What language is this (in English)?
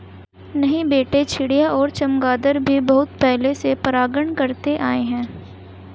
Hindi